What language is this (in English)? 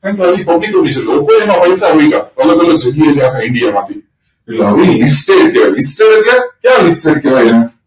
Gujarati